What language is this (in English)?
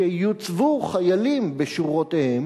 Hebrew